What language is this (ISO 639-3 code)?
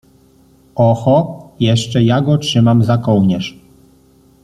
pol